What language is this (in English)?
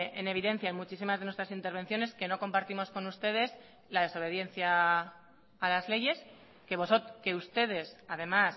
Spanish